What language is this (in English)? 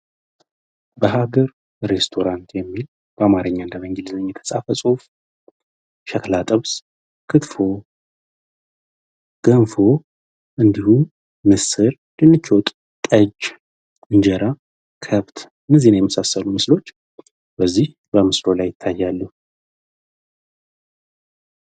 Amharic